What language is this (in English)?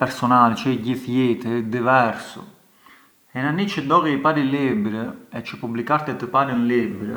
Arbëreshë Albanian